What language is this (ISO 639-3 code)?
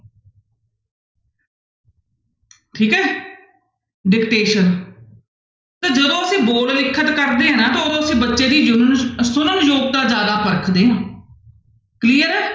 pan